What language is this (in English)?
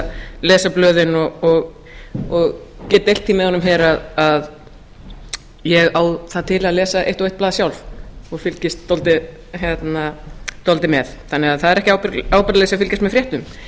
Icelandic